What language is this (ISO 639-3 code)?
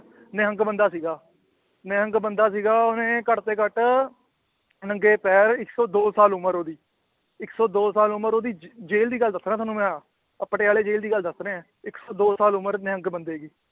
pan